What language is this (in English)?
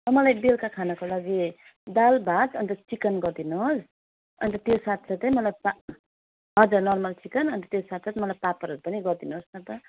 Nepali